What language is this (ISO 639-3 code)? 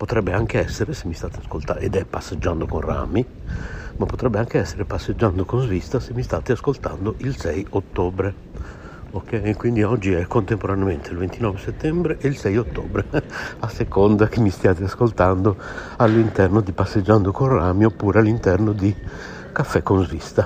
ita